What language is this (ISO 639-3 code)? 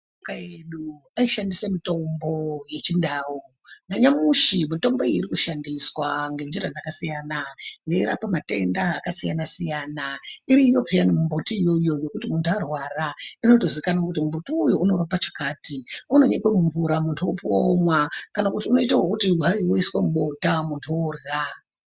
ndc